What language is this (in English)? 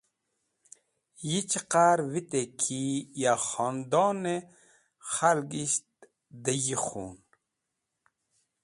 Wakhi